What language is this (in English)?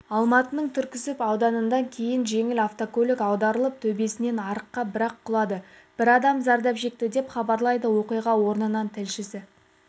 Kazakh